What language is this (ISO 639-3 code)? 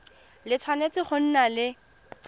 tsn